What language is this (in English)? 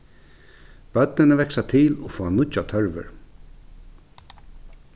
Faroese